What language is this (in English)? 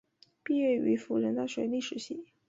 Chinese